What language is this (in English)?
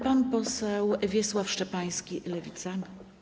Polish